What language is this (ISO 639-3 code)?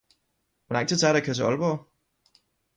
dan